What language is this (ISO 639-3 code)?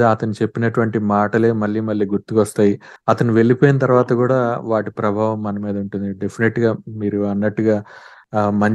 tel